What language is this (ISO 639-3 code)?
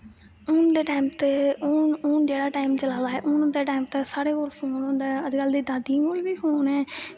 doi